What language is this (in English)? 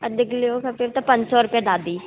Sindhi